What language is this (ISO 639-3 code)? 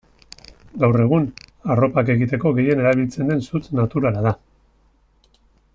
eus